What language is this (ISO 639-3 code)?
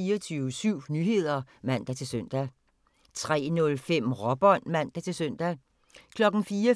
dan